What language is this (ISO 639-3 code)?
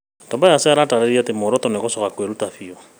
kik